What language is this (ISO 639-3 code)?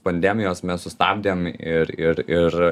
lit